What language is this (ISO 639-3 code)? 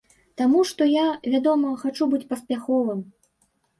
bel